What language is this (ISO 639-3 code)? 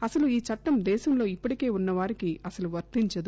tel